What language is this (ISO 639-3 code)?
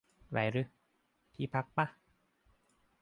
tha